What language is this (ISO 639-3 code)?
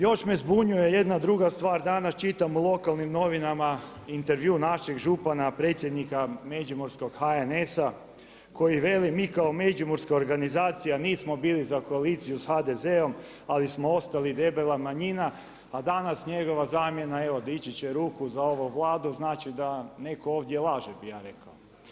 hrv